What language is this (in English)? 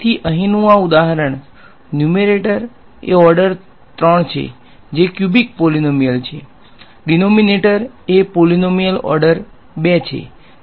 Gujarati